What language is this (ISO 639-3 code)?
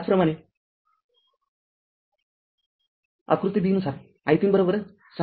mar